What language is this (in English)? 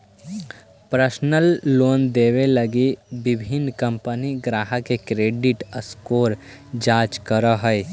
Magahi